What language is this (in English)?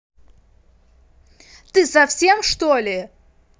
Russian